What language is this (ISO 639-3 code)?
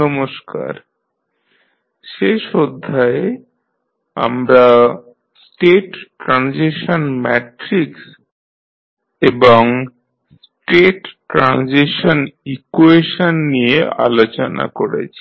ben